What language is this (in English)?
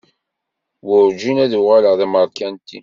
Kabyle